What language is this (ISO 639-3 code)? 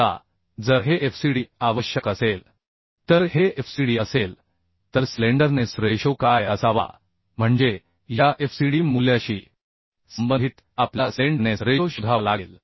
mar